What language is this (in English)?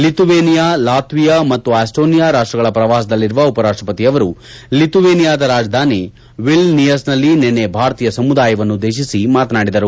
Kannada